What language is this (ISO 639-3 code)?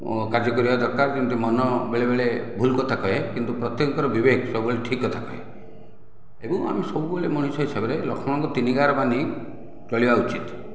ori